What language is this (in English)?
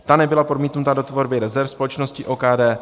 Czech